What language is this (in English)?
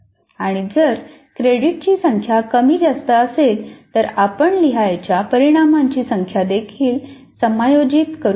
Marathi